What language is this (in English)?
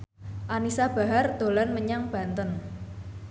Javanese